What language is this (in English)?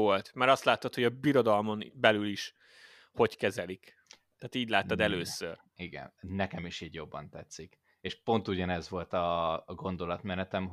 Hungarian